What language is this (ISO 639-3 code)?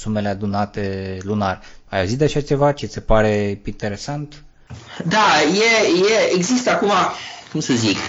ron